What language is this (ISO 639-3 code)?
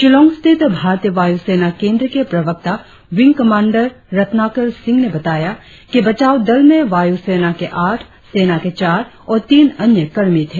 hin